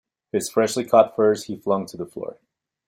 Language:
English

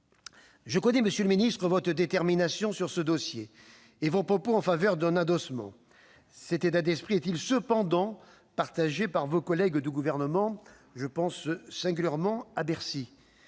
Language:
French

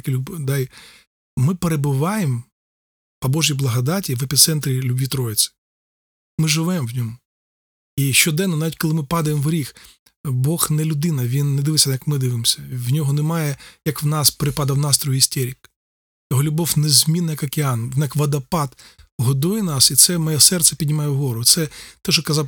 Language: Ukrainian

